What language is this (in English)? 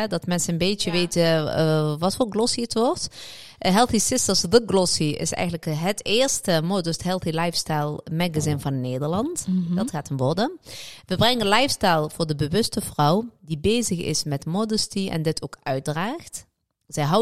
Dutch